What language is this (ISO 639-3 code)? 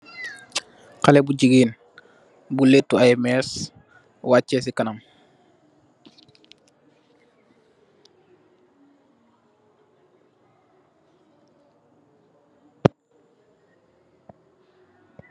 wol